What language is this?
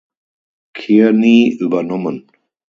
German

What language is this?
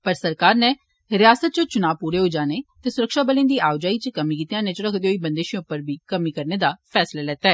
Dogri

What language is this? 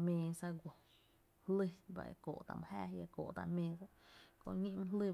Tepinapa Chinantec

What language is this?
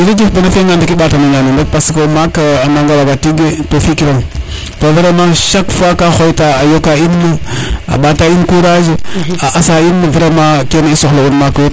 Serer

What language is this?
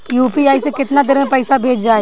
Bhojpuri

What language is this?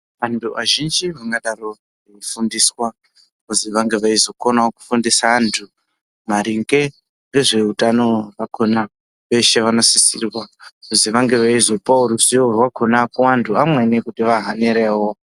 Ndau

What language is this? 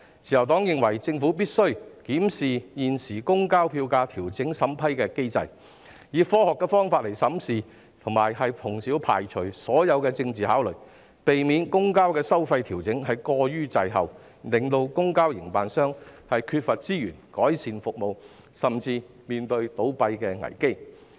Cantonese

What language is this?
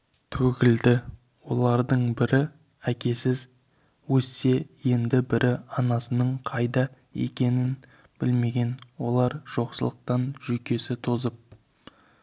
Kazakh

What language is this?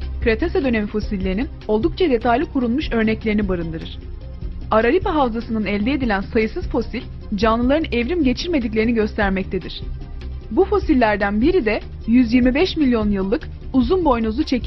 Turkish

